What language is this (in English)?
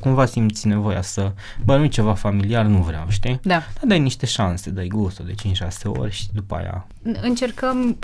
Romanian